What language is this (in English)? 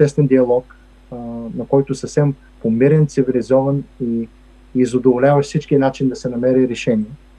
Bulgarian